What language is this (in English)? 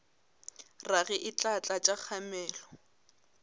Northern Sotho